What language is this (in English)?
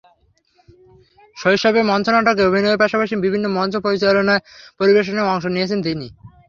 Bangla